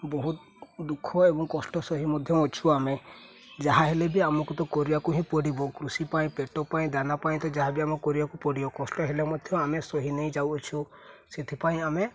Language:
Odia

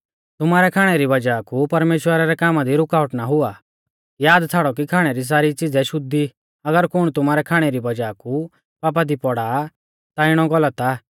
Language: Mahasu Pahari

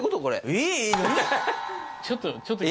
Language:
Japanese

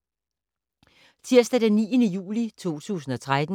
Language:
Danish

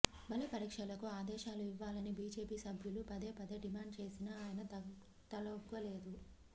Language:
Telugu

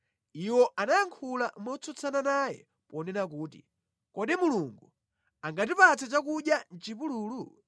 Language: Nyanja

